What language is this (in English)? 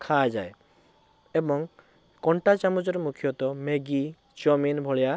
Odia